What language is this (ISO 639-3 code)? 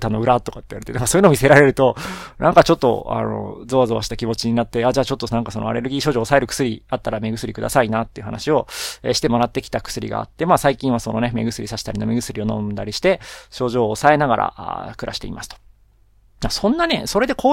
jpn